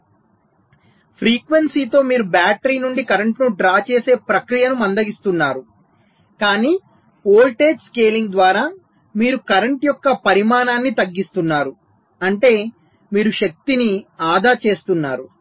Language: Telugu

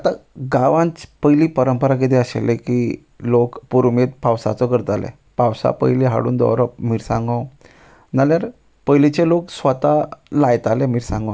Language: Konkani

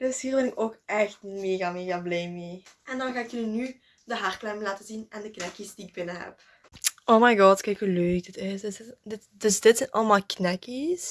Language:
Dutch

